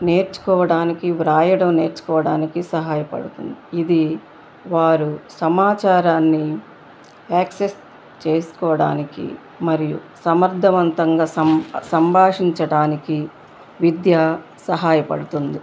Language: Telugu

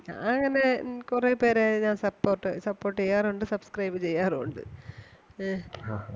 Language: Malayalam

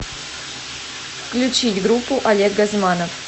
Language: Russian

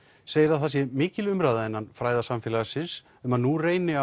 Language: Icelandic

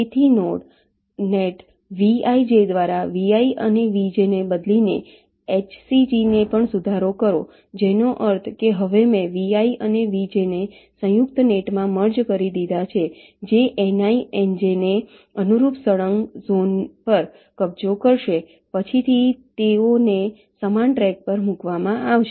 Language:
Gujarati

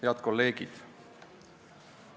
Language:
Estonian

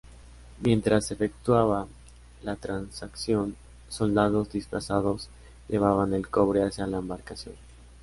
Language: Spanish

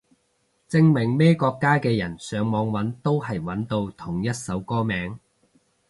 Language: Cantonese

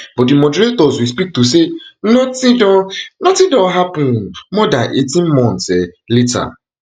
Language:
Nigerian Pidgin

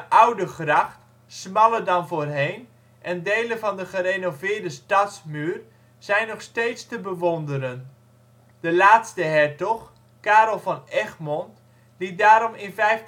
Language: Dutch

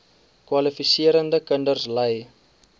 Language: Afrikaans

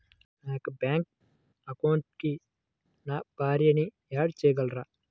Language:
Telugu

